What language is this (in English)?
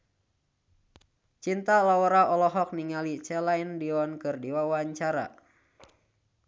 Sundanese